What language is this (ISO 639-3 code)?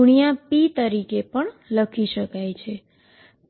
guj